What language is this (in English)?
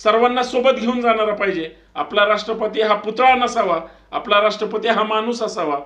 Romanian